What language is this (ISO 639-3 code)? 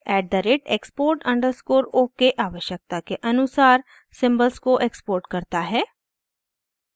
hin